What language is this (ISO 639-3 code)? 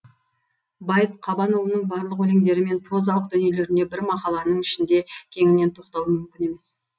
kaz